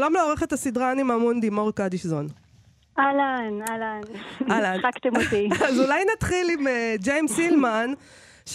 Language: Hebrew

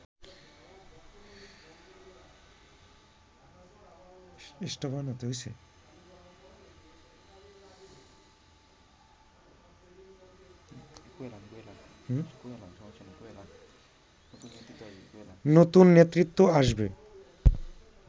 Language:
Bangla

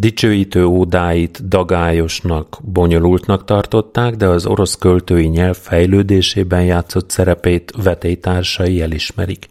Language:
Hungarian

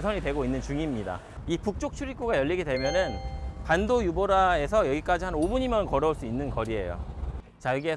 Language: Korean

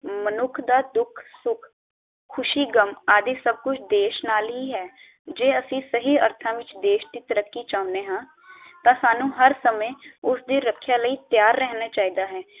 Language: Punjabi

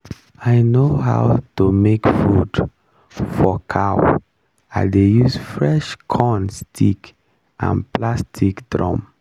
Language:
Nigerian Pidgin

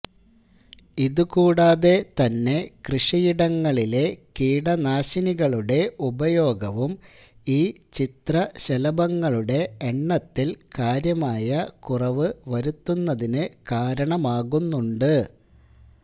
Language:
Malayalam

